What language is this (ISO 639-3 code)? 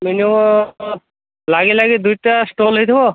ori